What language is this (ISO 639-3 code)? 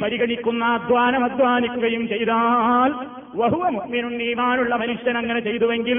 mal